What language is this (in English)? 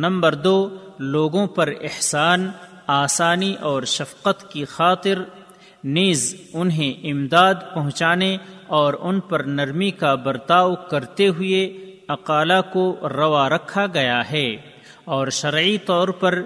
Urdu